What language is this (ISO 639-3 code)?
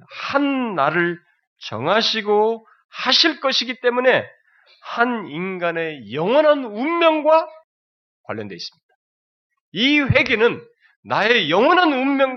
kor